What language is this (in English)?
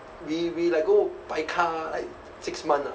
English